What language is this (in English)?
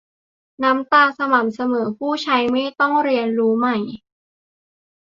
Thai